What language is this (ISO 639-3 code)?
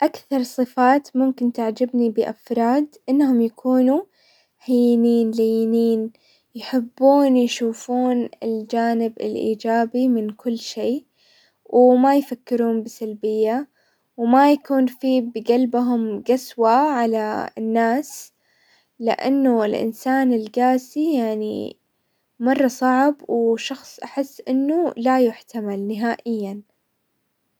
acw